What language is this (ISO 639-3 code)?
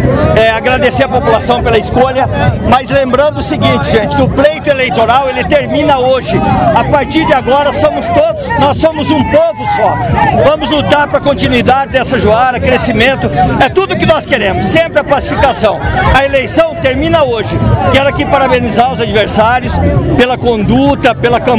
por